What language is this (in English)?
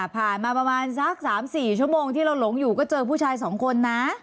Thai